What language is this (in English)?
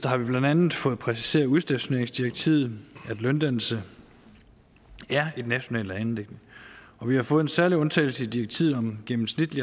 Danish